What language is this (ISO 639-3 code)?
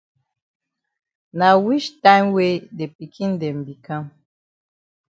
wes